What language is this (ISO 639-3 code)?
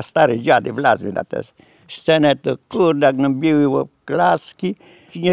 pol